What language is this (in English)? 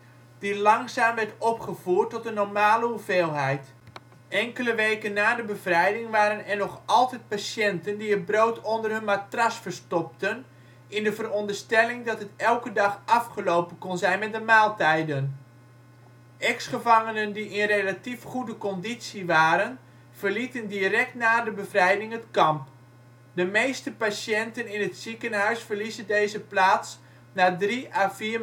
Dutch